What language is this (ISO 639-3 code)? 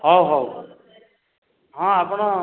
ori